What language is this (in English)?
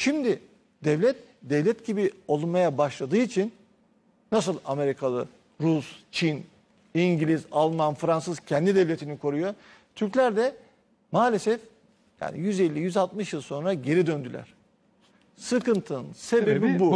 Turkish